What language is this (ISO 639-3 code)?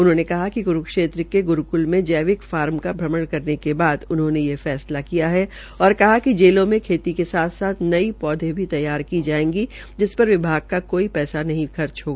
hin